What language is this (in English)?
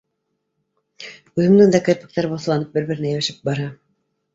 Bashkir